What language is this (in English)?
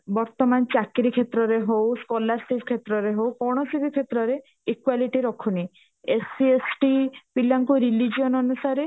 Odia